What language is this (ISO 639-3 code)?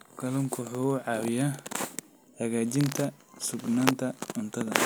som